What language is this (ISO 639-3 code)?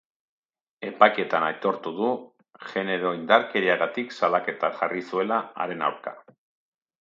eus